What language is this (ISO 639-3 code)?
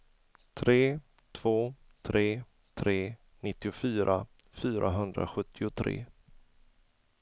swe